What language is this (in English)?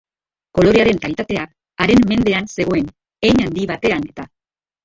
Basque